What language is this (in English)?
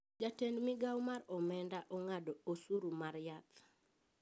Luo (Kenya and Tanzania)